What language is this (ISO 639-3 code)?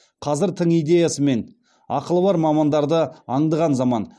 kaz